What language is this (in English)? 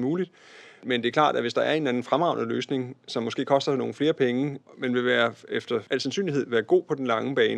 Danish